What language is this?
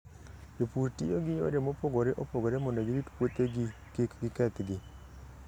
Luo (Kenya and Tanzania)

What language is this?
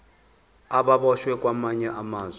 Zulu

